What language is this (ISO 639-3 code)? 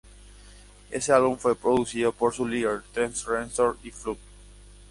spa